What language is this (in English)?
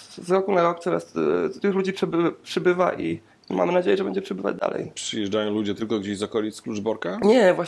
Polish